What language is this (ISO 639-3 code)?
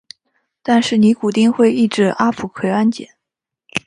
zho